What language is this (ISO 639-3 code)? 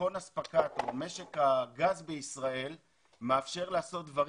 heb